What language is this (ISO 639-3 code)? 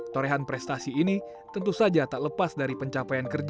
ind